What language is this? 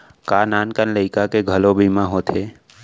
Chhattisgarhi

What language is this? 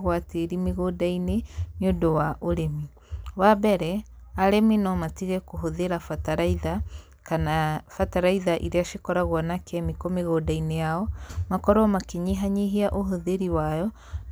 Kikuyu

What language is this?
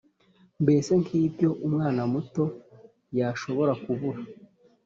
Kinyarwanda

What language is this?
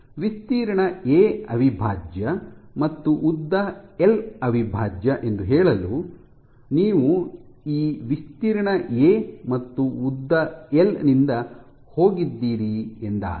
Kannada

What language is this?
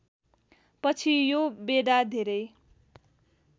Nepali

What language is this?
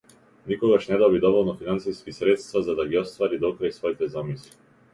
Macedonian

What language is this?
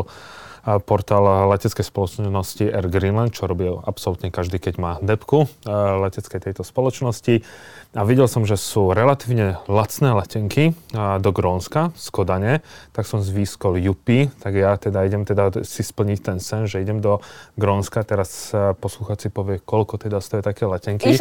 Slovak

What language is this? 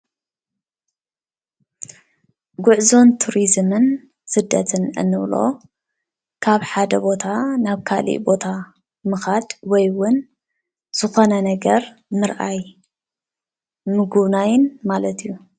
Tigrinya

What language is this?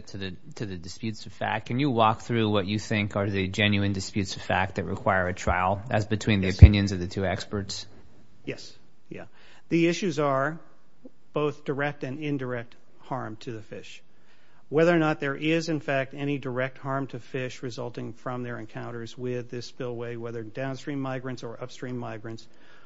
English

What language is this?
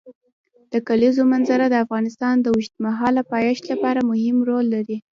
Pashto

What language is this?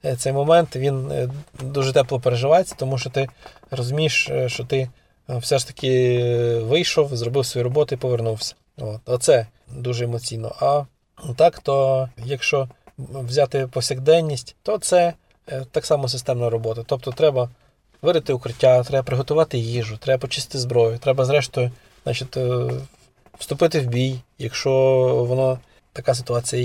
Ukrainian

